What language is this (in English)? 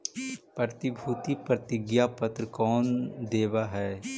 Magahi